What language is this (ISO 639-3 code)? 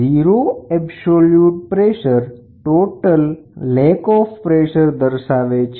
guj